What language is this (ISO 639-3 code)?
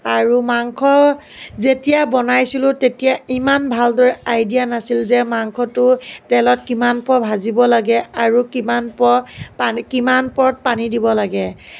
asm